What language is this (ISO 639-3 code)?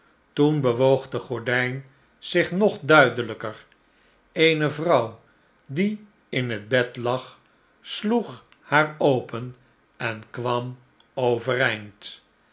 nld